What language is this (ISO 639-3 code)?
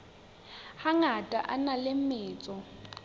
sot